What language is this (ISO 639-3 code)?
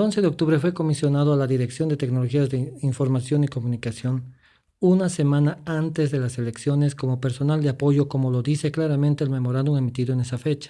spa